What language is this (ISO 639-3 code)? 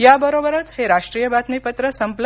mar